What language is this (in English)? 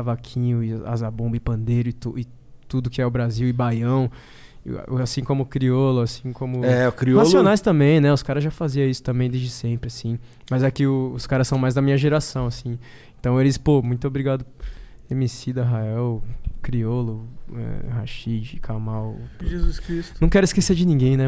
Portuguese